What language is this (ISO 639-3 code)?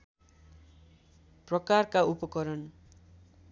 nep